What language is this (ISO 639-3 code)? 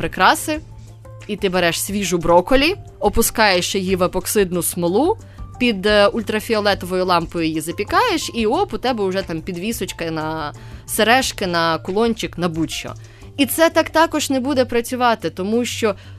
ukr